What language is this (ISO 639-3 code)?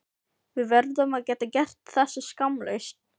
isl